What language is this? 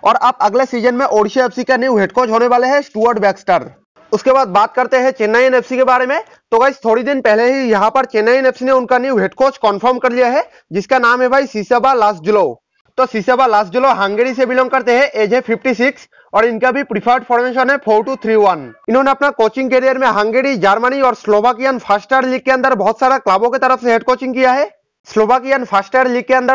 Hindi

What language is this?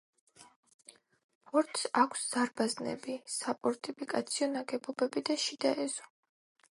Georgian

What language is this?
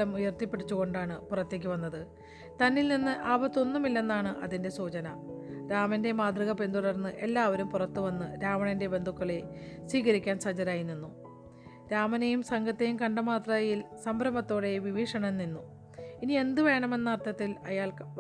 Malayalam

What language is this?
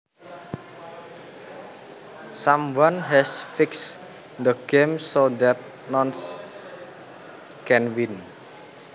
Javanese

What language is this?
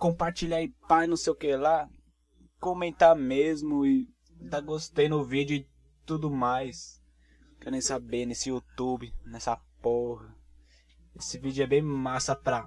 Portuguese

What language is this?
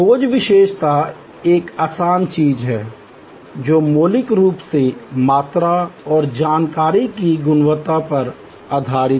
Hindi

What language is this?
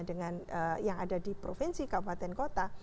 Indonesian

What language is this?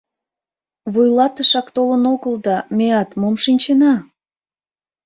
Mari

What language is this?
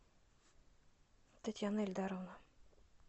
Russian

